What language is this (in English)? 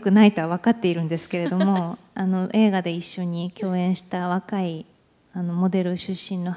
Japanese